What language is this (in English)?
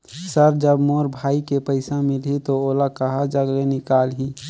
Chhattisgarhi